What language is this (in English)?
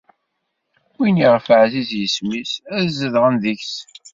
Kabyle